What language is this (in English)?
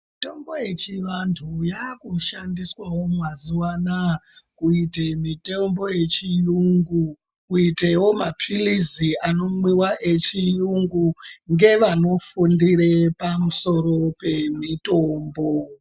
Ndau